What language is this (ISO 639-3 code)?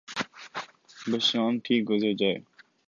urd